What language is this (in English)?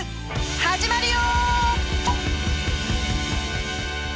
Japanese